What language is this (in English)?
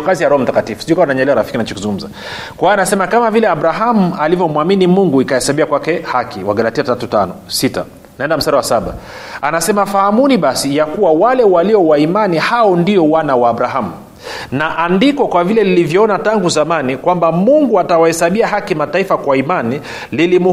Swahili